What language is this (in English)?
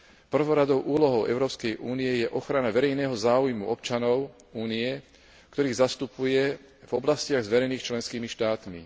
Slovak